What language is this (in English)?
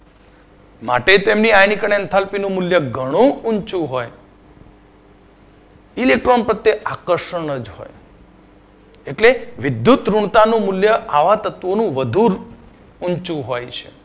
Gujarati